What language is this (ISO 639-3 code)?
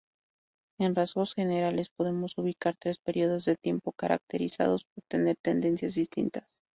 spa